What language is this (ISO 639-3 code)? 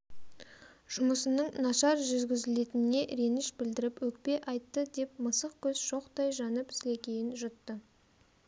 kaz